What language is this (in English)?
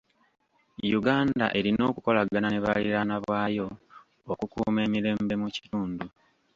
Ganda